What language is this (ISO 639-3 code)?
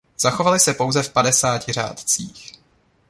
ces